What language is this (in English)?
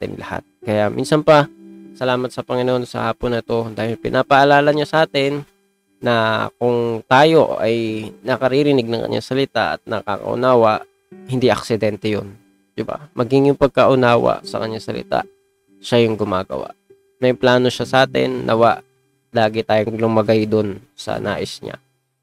Filipino